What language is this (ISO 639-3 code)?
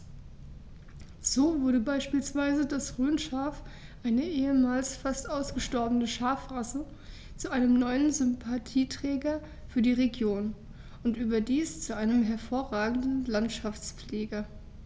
deu